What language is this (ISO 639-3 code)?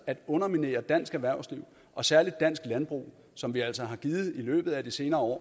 dan